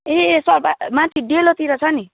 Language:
Nepali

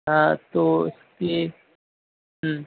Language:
Urdu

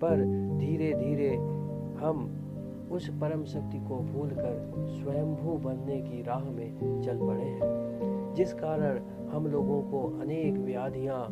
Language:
Hindi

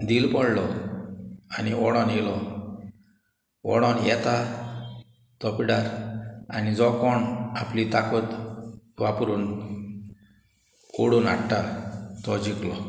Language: Konkani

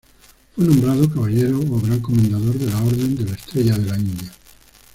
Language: Spanish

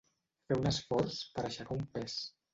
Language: Catalan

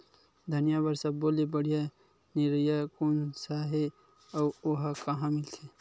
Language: Chhattisgarhi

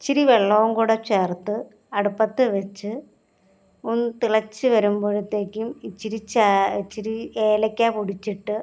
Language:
Malayalam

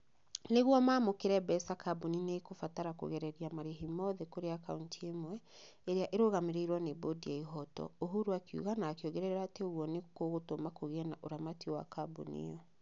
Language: Kikuyu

